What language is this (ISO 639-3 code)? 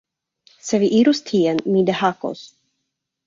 epo